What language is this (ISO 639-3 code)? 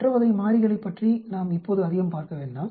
tam